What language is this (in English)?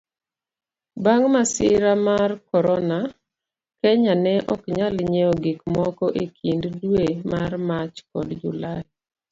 Luo (Kenya and Tanzania)